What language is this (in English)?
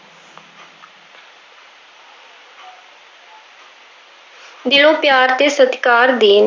Punjabi